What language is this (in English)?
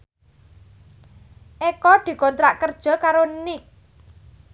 Javanese